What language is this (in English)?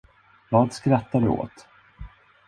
Swedish